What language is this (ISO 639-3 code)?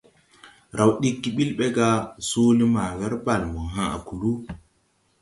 tui